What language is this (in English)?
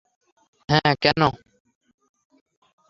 Bangla